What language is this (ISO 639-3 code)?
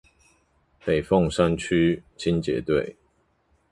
zho